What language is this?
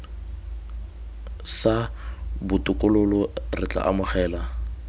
Tswana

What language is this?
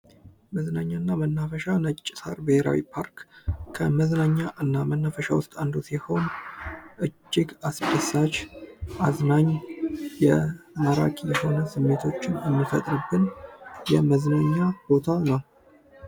Amharic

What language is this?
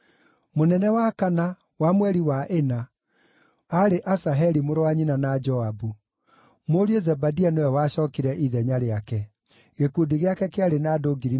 Kikuyu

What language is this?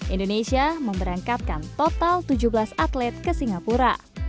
Indonesian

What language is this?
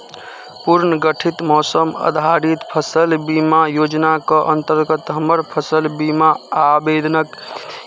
Maithili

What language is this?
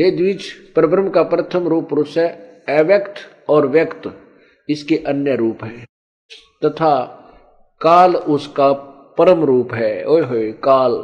Hindi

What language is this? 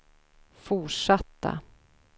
Swedish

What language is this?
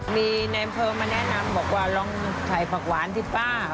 Thai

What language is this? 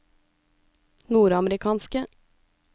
Norwegian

